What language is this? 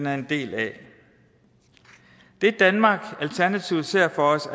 Danish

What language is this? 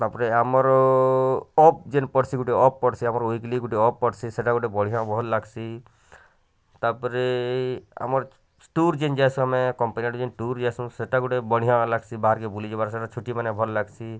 Odia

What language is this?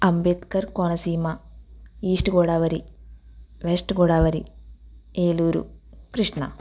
Telugu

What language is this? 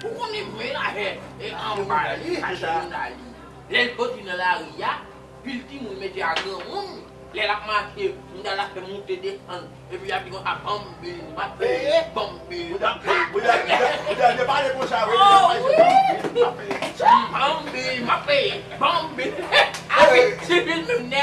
French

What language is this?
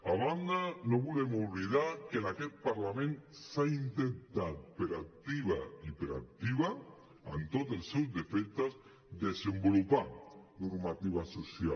Catalan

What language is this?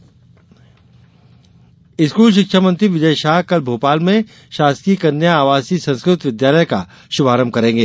Hindi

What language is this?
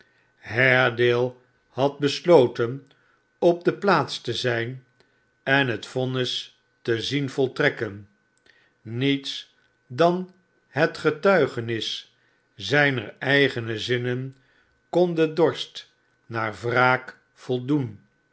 Dutch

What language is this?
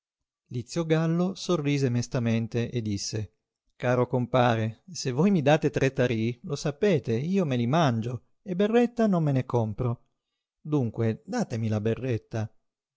Italian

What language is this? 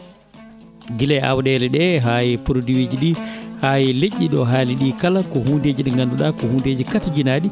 Fula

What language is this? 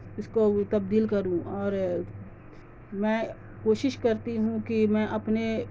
Urdu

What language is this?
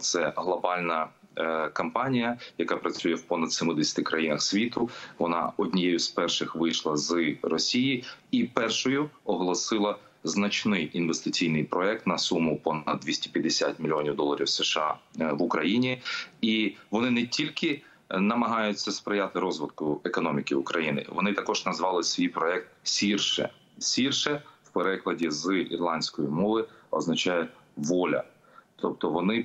Ukrainian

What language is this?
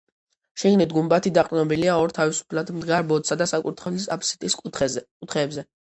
Georgian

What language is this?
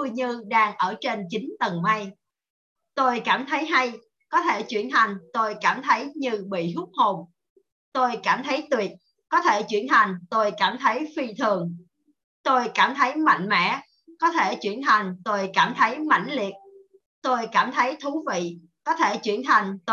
Vietnamese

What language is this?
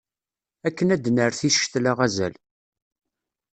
Kabyle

